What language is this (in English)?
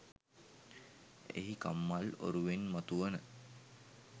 Sinhala